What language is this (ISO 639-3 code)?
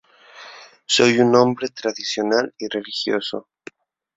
spa